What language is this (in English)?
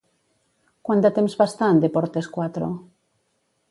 Catalan